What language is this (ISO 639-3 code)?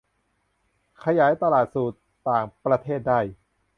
tha